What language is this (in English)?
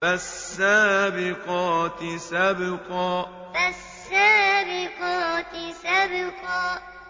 Arabic